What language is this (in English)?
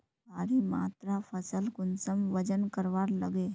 Magahi